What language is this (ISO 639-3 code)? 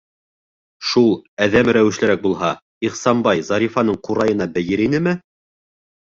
bak